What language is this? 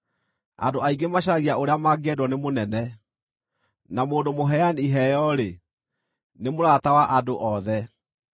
Kikuyu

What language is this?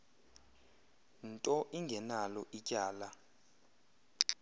Xhosa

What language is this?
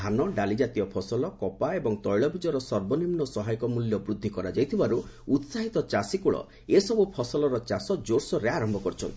Odia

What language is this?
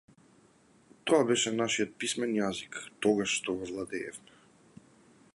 Macedonian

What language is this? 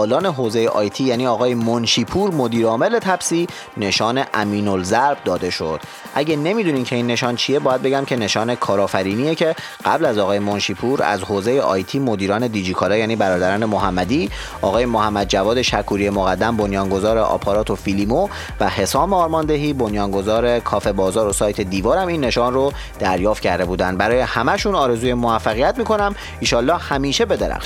Persian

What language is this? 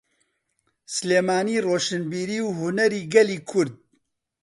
Central Kurdish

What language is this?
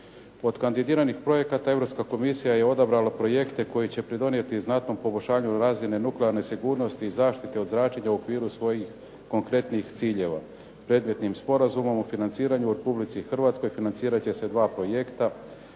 Croatian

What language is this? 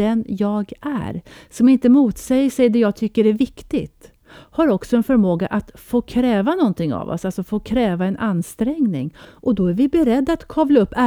Swedish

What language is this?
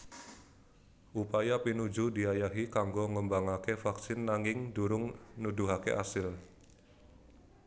Javanese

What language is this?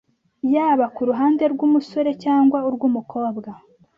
Kinyarwanda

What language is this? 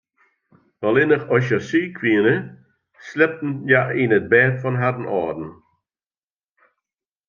Western Frisian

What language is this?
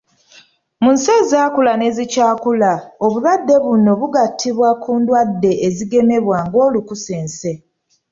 Ganda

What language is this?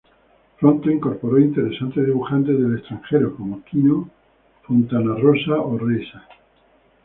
Spanish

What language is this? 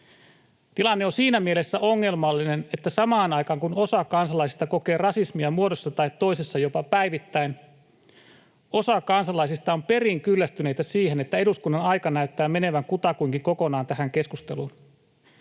Finnish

